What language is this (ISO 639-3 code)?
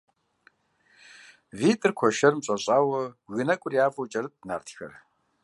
kbd